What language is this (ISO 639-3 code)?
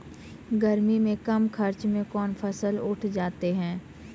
mai